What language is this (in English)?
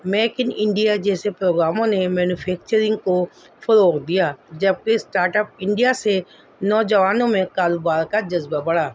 Urdu